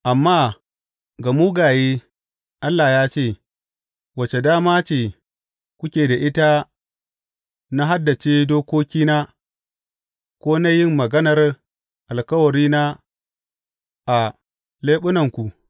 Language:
Hausa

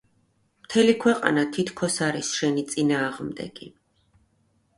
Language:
Georgian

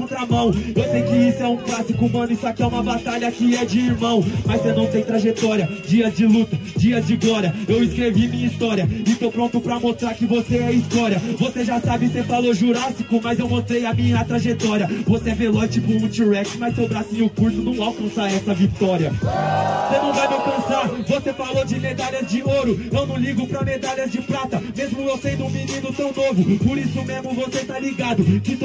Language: Portuguese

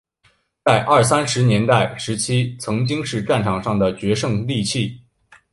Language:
Chinese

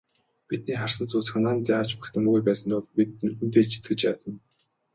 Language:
Mongolian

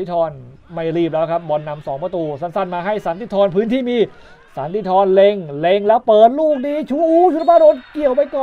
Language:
Thai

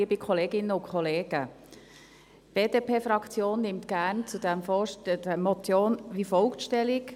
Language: Swiss German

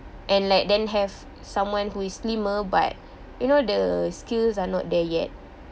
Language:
English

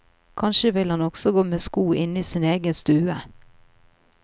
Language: Norwegian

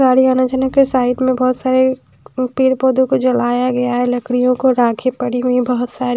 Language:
Hindi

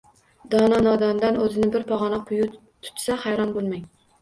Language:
Uzbek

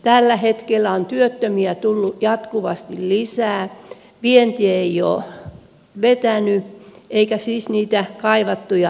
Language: Finnish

